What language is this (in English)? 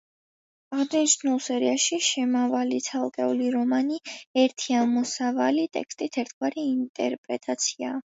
Georgian